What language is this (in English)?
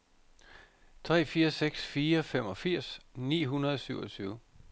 Danish